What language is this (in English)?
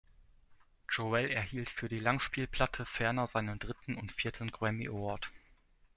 German